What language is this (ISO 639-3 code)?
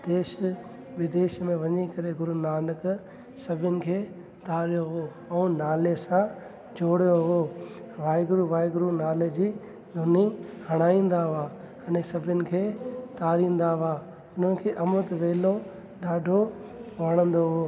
snd